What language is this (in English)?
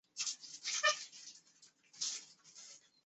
Chinese